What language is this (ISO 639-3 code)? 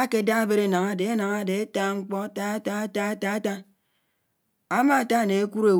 anw